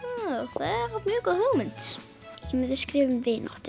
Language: Icelandic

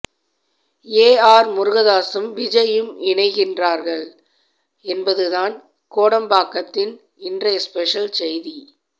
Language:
Tamil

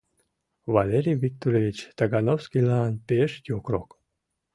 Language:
Mari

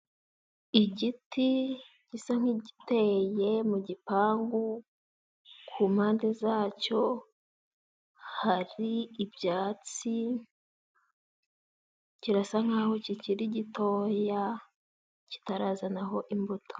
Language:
Kinyarwanda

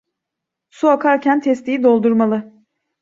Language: Turkish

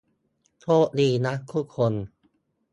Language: Thai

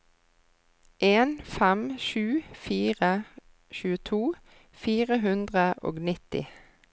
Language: Norwegian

